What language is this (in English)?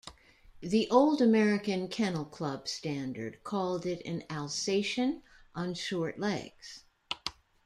English